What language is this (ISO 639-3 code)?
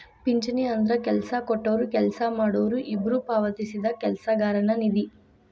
kan